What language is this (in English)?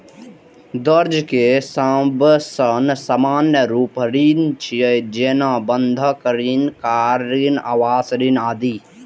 Maithili